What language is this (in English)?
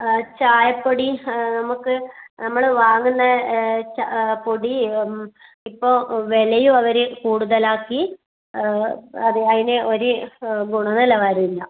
Malayalam